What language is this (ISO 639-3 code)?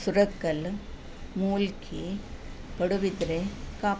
kan